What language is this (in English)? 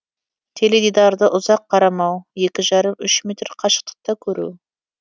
Kazakh